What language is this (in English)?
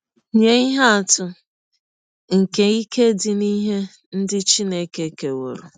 Igbo